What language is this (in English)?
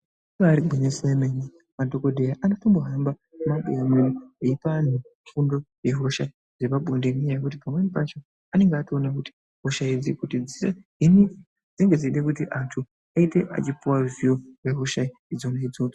Ndau